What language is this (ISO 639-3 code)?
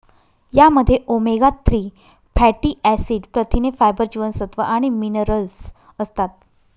mar